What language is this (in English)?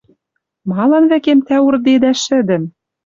Western Mari